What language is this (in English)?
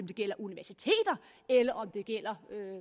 Danish